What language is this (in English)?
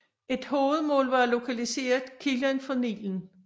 Danish